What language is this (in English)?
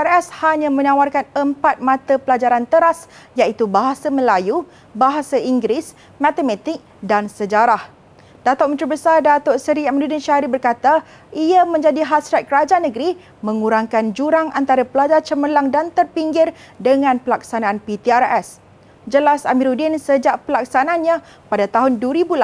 Malay